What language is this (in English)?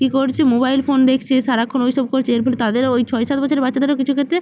Bangla